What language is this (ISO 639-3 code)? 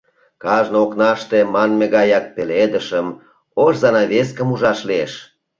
chm